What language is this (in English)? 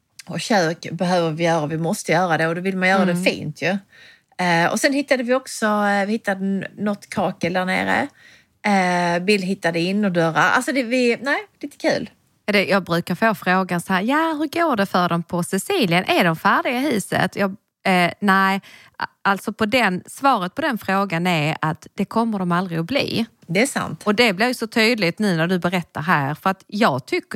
Swedish